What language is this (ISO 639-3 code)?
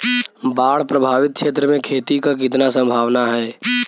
bho